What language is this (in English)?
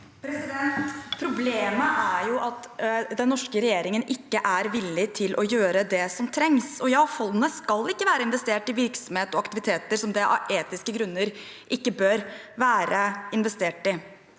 Norwegian